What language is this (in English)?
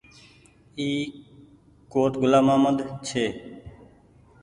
Goaria